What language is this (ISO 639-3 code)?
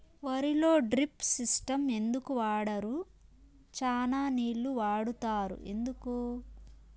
tel